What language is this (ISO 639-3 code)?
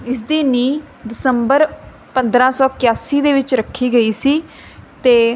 pan